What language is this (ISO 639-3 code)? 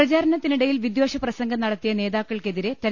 mal